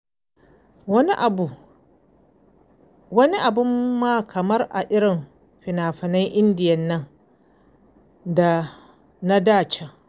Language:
Hausa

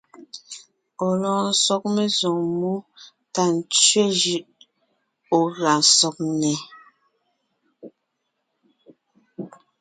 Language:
Ngiemboon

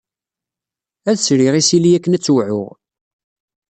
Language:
Kabyle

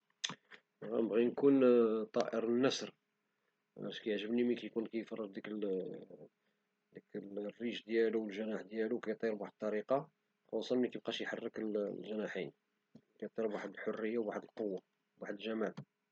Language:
Moroccan Arabic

